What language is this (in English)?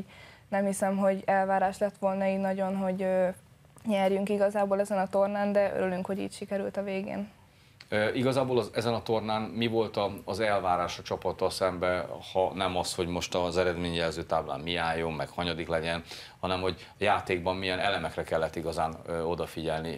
Hungarian